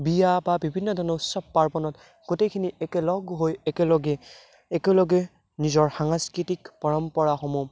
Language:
Assamese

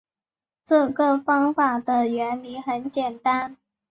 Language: Chinese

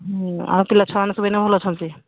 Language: Odia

